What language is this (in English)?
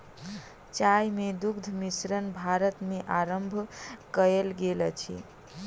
Maithili